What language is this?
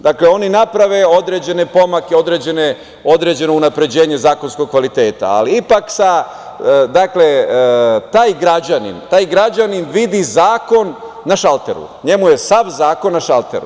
Serbian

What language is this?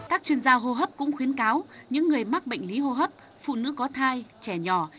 Vietnamese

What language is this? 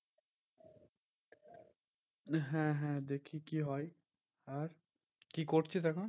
Bangla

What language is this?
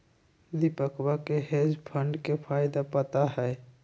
Magahi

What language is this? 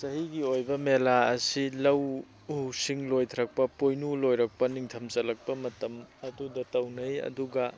Manipuri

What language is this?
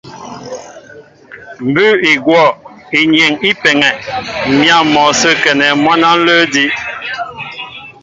Mbo (Cameroon)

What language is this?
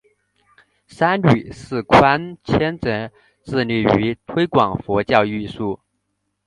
Chinese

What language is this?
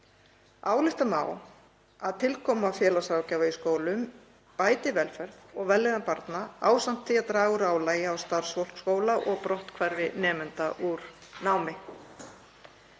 Icelandic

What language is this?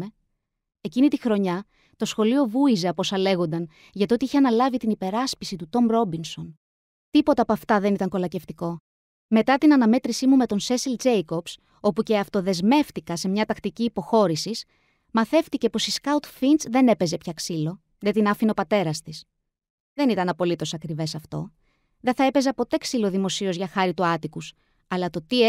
Greek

